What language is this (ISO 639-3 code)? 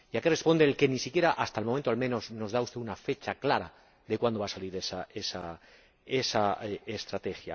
spa